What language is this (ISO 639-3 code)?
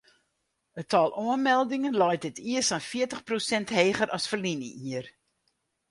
fry